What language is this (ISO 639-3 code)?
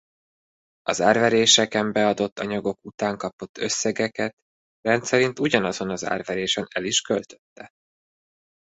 hun